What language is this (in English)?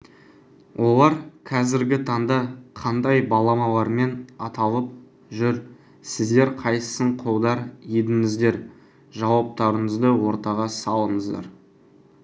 Kazakh